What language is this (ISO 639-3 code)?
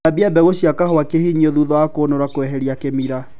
kik